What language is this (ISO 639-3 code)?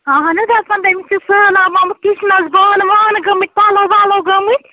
kas